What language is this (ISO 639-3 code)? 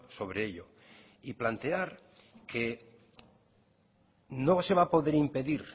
spa